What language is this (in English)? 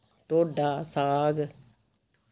Dogri